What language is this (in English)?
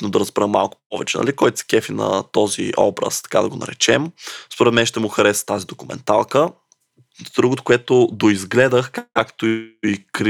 Bulgarian